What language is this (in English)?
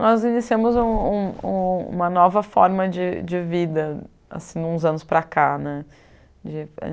Portuguese